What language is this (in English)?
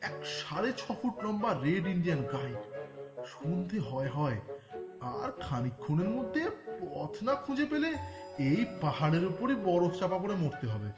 Bangla